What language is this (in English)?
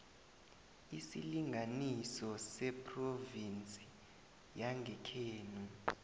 South Ndebele